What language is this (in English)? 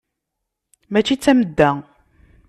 Kabyle